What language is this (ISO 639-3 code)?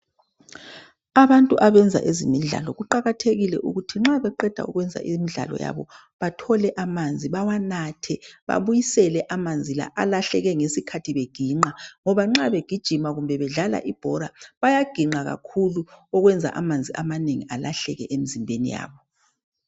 nde